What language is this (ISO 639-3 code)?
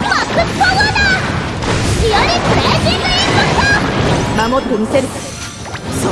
jpn